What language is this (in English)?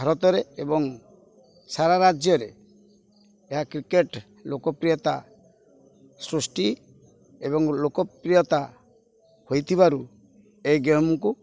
Odia